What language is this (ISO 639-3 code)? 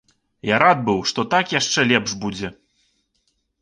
bel